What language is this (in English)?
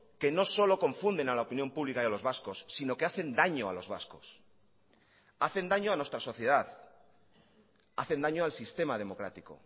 Spanish